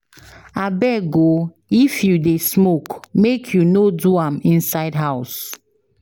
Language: Nigerian Pidgin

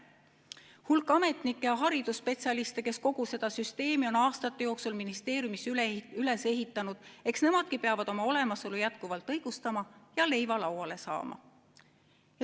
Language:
Estonian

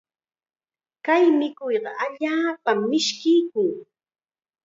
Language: Chiquián Ancash Quechua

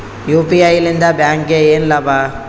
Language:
Kannada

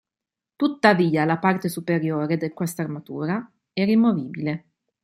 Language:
Italian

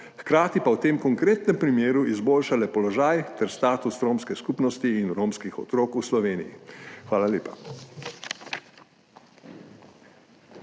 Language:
Slovenian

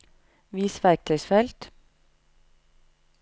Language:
Norwegian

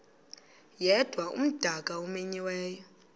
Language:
Xhosa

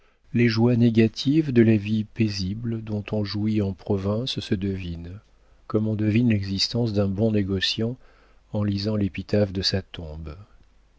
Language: French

